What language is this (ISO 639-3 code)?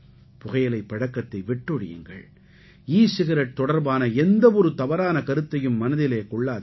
tam